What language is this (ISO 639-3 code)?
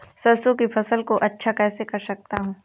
hin